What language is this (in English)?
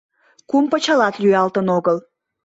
Mari